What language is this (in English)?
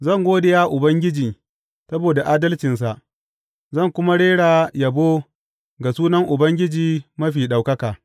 Hausa